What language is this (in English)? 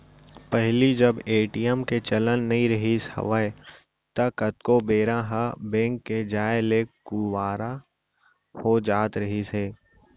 Chhattisgarhi